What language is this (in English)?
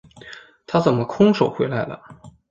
Chinese